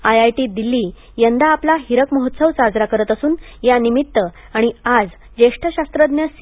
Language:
Marathi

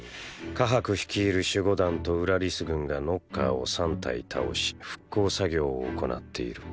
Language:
Japanese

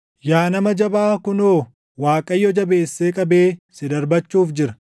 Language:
Oromo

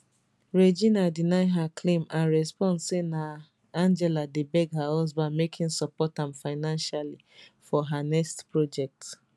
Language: Nigerian Pidgin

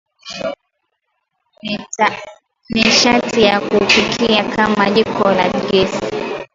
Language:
Swahili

